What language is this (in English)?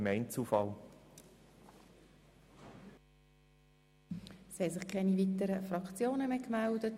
Swiss German